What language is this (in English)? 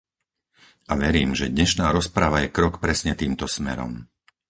Slovak